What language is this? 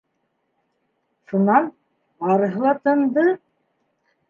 Bashkir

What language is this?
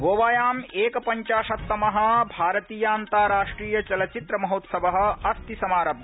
Sanskrit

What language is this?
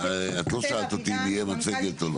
Hebrew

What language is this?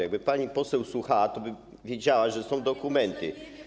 Polish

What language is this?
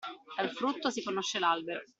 Italian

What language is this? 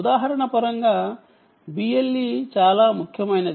Telugu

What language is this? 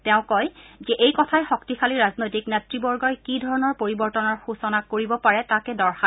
Assamese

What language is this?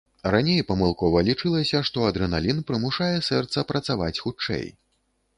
Belarusian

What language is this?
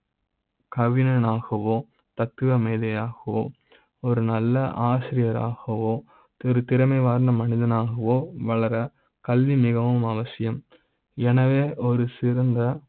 Tamil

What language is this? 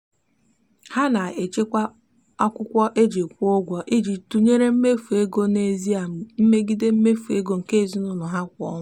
Igbo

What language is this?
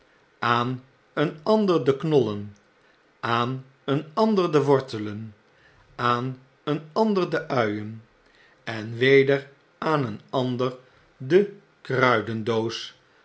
Dutch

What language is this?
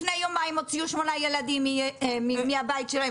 Hebrew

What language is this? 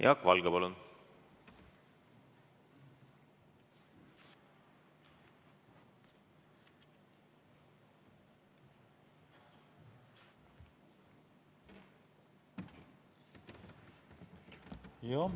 Estonian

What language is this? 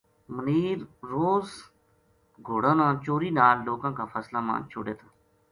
Gujari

